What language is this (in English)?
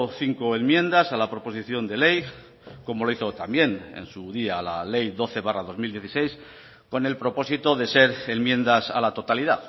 Spanish